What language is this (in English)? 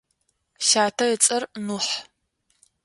Adyghe